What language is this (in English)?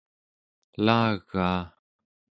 Central Yupik